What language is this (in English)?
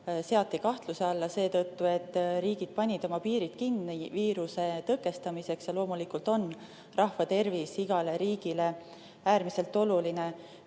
Estonian